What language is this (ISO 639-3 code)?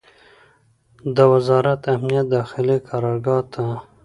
pus